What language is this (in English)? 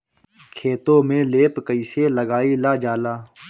Bhojpuri